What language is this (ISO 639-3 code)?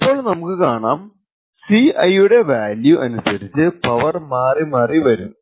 mal